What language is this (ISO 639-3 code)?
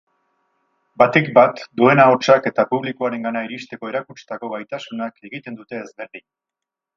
eus